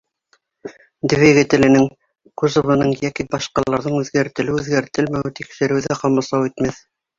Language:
Bashkir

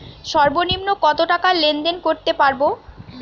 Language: Bangla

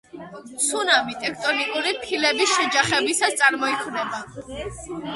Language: Georgian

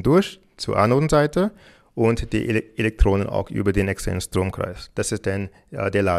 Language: German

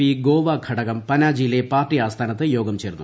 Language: Malayalam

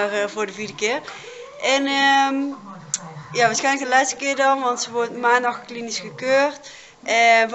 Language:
Dutch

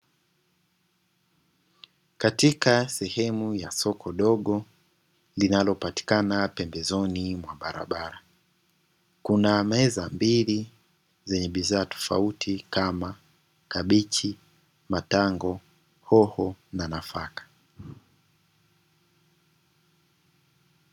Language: Swahili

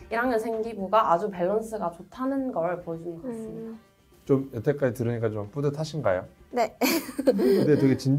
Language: Korean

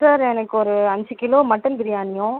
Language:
Tamil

